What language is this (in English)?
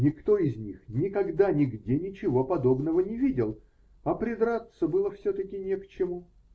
Russian